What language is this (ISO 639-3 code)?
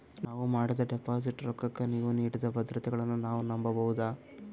kan